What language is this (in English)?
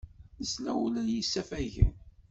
Kabyle